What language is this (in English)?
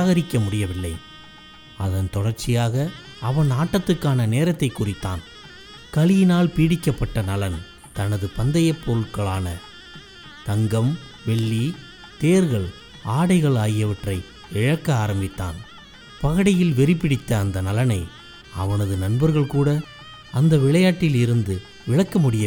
Tamil